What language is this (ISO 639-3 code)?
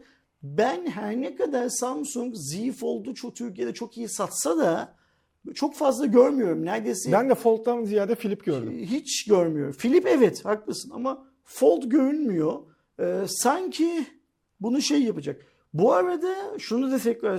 tur